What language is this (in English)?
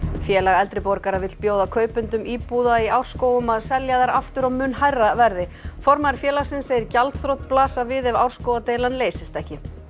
Icelandic